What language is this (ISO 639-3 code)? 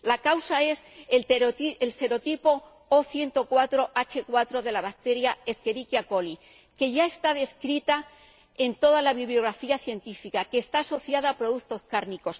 spa